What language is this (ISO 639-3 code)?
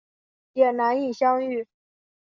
zho